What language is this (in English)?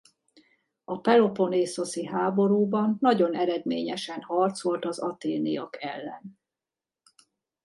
Hungarian